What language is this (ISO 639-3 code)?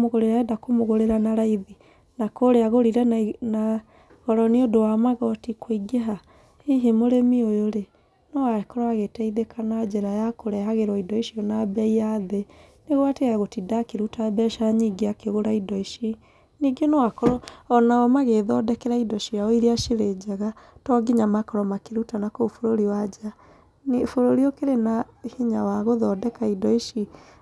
kik